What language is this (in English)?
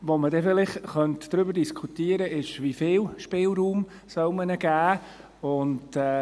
Swiss German